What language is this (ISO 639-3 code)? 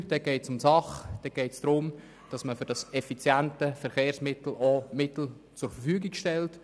gsw